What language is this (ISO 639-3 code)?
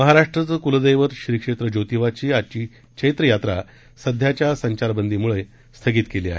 mar